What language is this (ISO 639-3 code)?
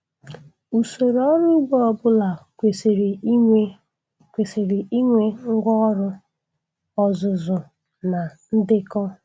ibo